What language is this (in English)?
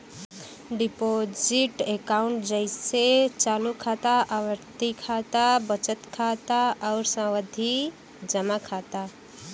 Bhojpuri